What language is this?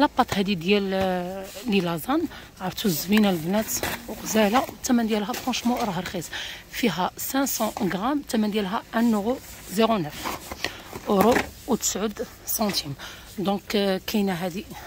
Arabic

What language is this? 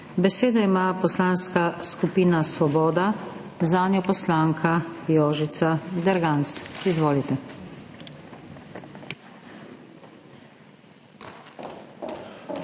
Slovenian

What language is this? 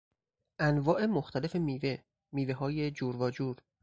Persian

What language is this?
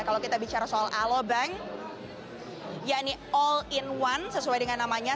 Indonesian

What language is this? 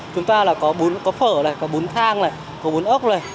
Vietnamese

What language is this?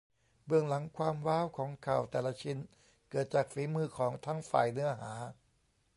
Thai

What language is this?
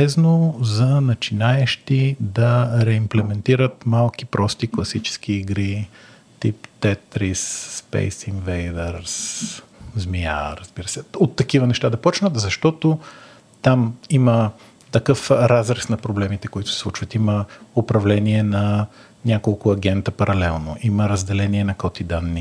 Bulgarian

